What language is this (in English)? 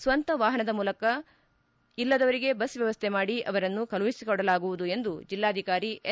Kannada